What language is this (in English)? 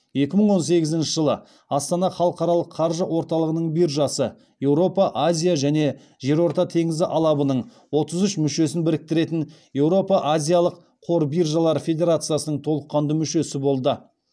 Kazakh